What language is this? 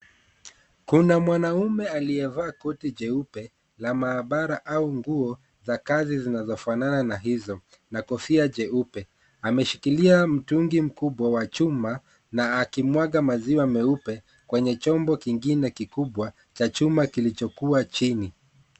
Swahili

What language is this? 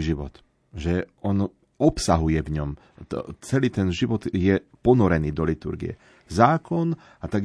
Slovak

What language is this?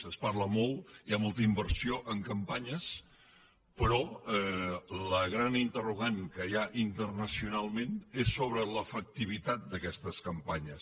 Catalan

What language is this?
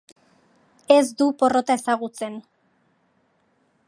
Basque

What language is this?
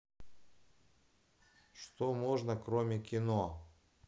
Russian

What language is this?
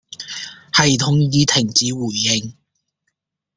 Chinese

